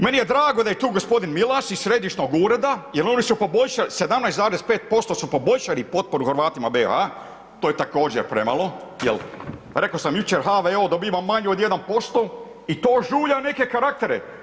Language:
Croatian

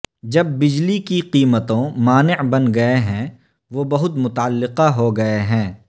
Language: Urdu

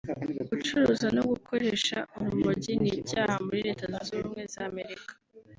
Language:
Kinyarwanda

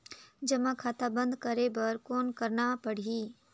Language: Chhattisgarhi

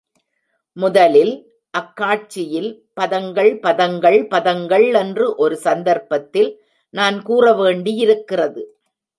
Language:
Tamil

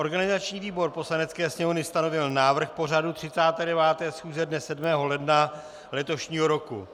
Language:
Czech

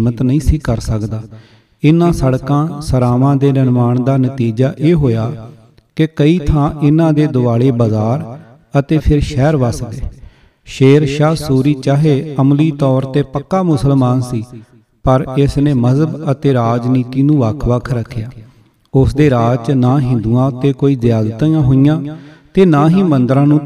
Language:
Punjabi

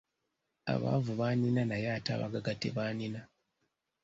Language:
Ganda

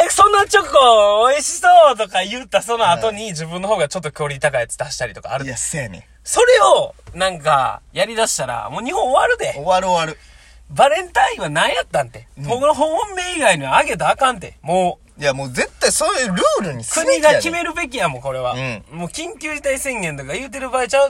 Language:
Japanese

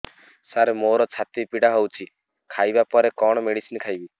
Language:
Odia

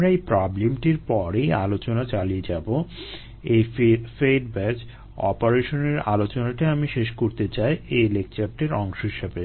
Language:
Bangla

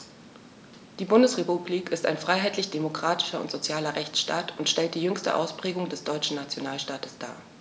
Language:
German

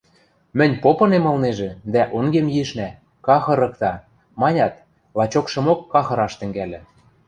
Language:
Western Mari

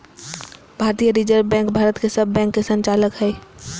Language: Magahi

